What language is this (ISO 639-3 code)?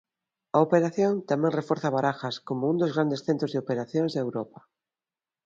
glg